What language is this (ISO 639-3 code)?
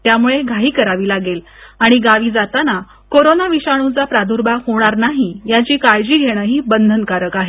mar